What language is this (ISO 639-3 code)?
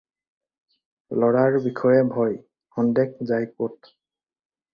asm